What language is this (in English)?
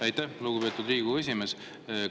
Estonian